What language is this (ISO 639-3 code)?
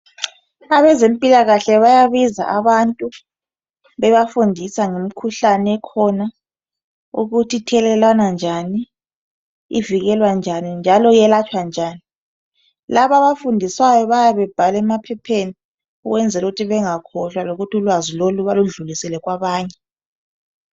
nde